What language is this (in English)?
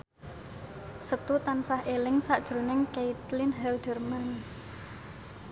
Javanese